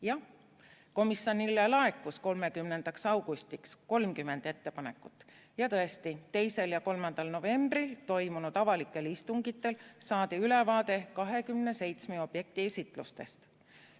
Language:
Estonian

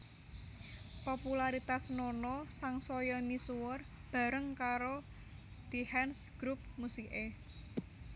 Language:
Javanese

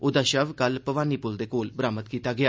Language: Dogri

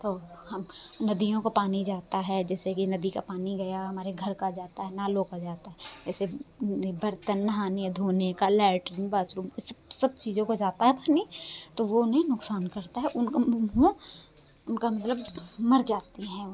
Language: Hindi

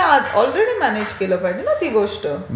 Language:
Marathi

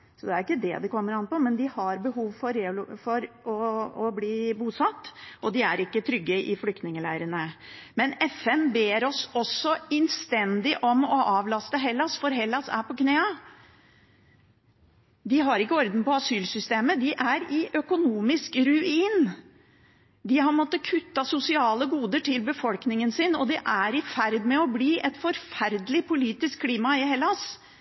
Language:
Norwegian Bokmål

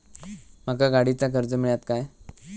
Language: Marathi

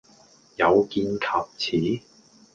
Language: Cantonese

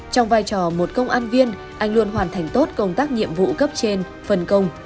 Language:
Vietnamese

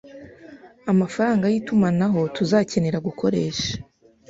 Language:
Kinyarwanda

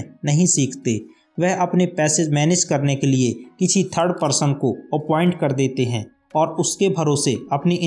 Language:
Hindi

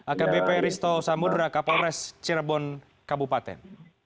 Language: Indonesian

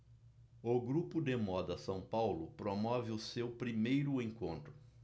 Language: Portuguese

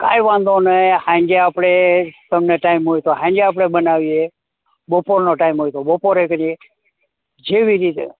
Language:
Gujarati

